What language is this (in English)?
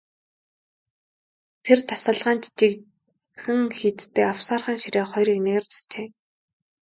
Mongolian